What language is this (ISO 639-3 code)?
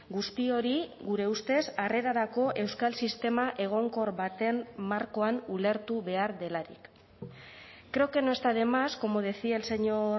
eus